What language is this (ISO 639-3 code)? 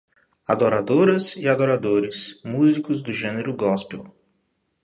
por